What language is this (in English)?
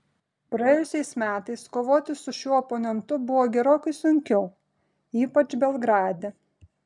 Lithuanian